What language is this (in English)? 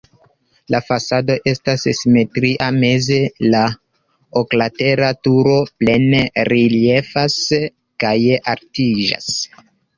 Esperanto